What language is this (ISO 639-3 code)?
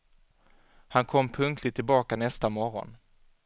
swe